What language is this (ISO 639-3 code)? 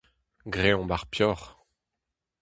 bre